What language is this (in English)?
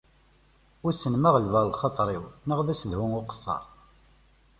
Kabyle